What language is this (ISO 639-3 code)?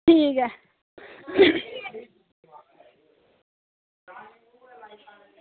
doi